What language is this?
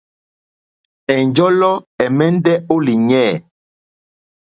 Mokpwe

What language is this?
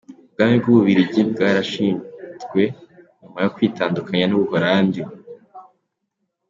Kinyarwanda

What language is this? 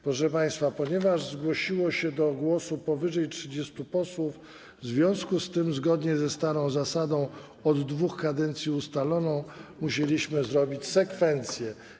Polish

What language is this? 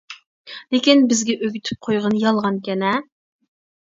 Uyghur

